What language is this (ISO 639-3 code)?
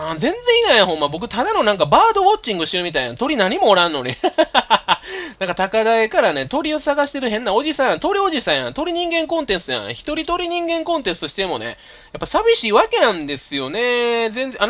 jpn